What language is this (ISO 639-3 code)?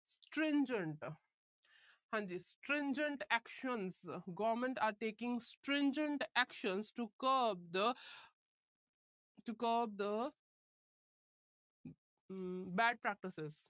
pan